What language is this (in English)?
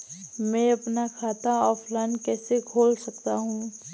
Hindi